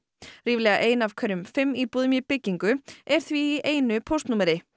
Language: Icelandic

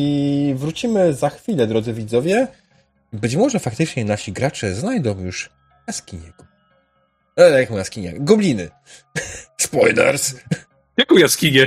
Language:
Polish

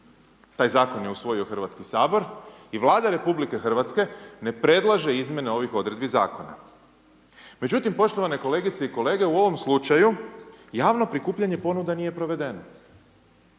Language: Croatian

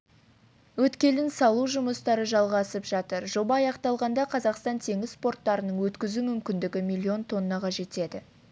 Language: Kazakh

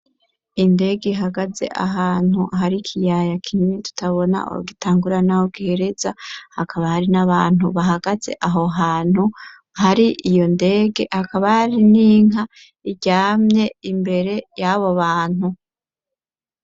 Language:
Rundi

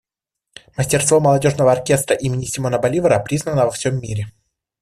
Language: Russian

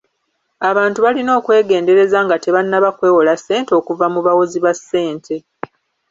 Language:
Ganda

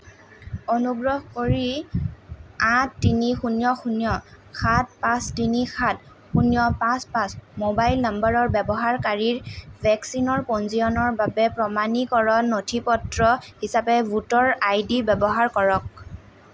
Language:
Assamese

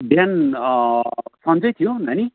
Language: Nepali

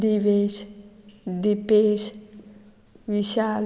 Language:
Konkani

